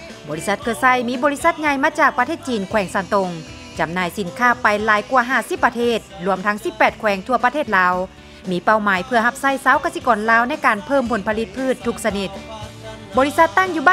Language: Thai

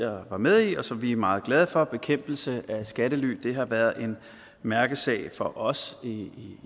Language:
Danish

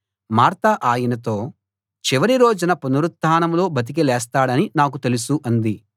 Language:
Telugu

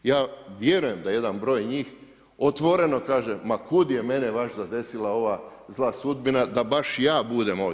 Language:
Croatian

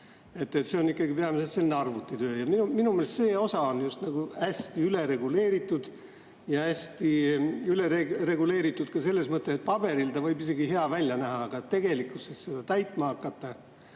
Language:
Estonian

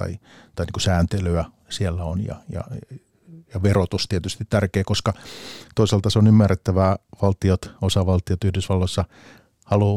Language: Finnish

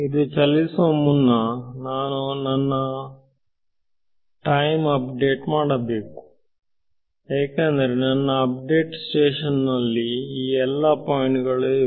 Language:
Kannada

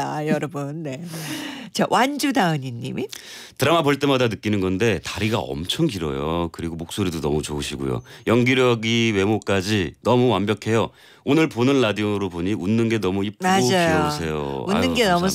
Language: Korean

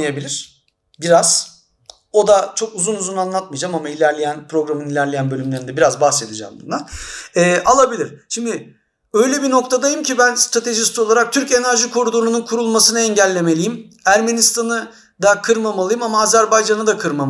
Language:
Turkish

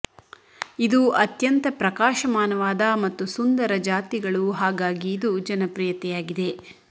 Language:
Kannada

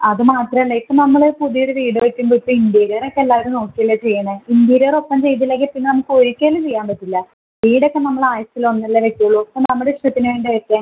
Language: Malayalam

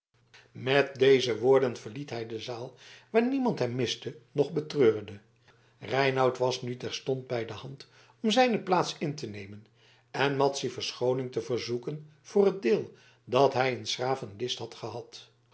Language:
Dutch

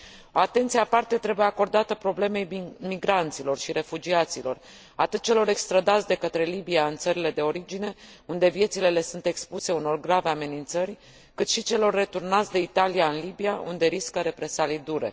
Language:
Romanian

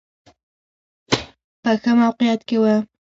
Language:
Pashto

